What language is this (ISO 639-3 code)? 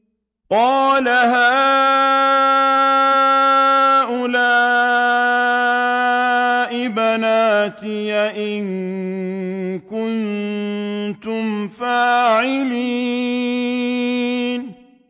ara